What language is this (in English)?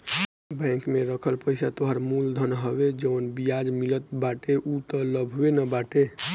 Bhojpuri